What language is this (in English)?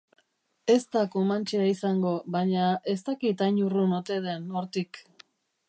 Basque